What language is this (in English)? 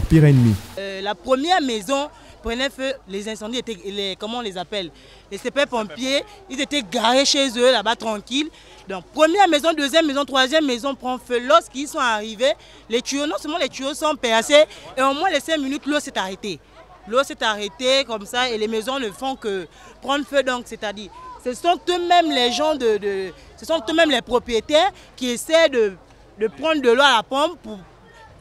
French